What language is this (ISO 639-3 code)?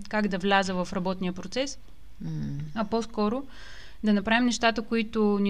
bul